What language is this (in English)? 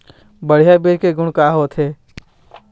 Chhattisgarhi